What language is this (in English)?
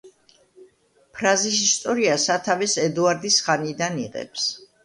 Georgian